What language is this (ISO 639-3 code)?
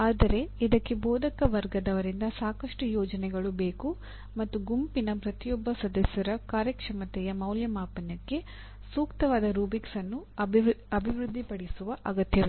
kan